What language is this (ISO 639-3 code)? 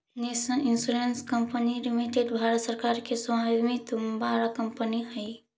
mag